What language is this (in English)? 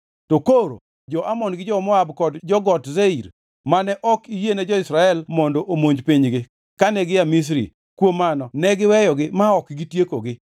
Luo (Kenya and Tanzania)